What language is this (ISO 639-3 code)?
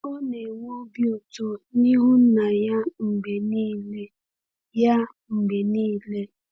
ibo